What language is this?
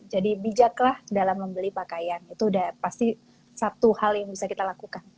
Indonesian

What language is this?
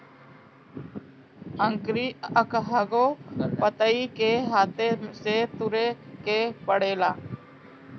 Bhojpuri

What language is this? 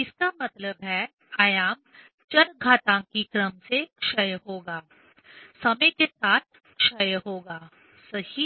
Hindi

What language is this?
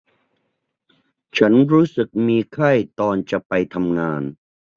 Thai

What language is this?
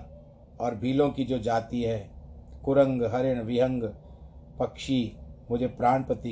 Hindi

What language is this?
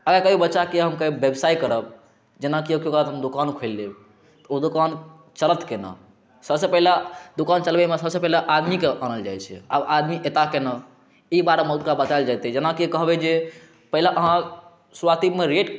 Maithili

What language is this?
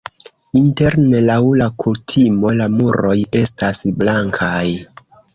Esperanto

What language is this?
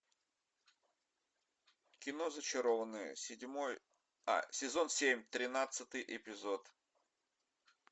Russian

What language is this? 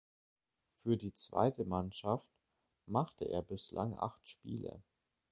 German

